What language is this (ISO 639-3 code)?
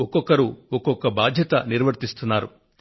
tel